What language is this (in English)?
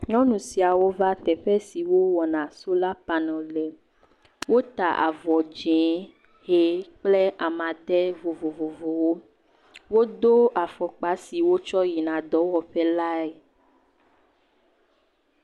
Ewe